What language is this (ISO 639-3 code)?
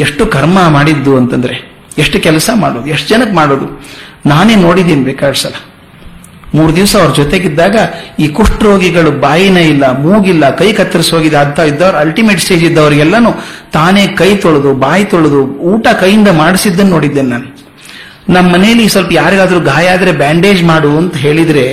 kan